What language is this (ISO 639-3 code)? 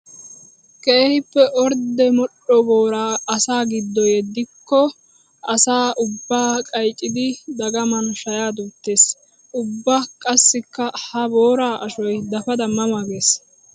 wal